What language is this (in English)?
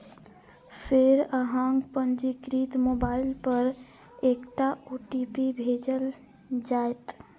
Maithili